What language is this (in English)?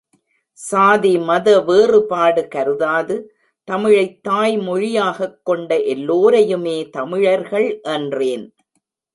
Tamil